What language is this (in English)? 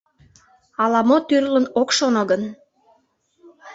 Mari